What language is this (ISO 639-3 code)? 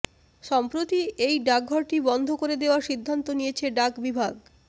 ben